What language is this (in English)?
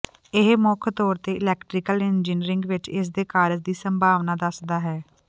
Punjabi